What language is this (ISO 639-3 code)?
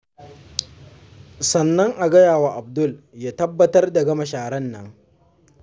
hau